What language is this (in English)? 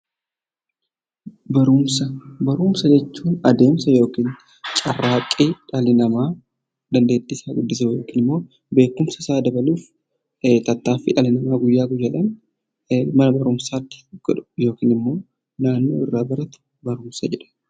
Oromo